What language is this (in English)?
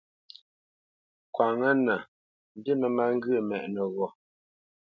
Bamenyam